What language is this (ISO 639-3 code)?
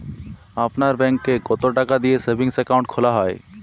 ben